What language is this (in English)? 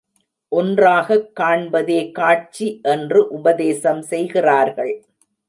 Tamil